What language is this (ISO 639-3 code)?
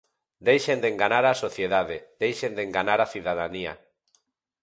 glg